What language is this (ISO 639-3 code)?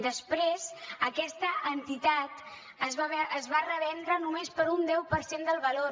cat